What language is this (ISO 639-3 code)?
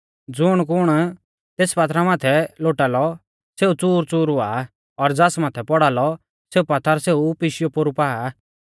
bfz